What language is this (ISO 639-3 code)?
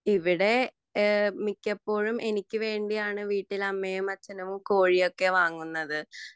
mal